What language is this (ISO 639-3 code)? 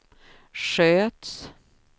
swe